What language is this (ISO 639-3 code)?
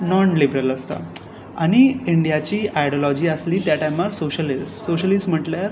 kok